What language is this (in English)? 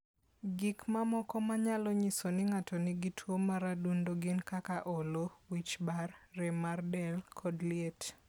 Luo (Kenya and Tanzania)